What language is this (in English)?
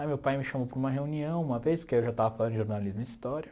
Portuguese